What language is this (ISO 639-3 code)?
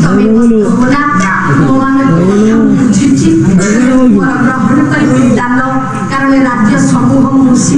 ind